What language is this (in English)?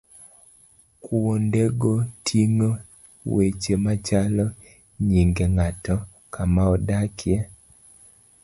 Luo (Kenya and Tanzania)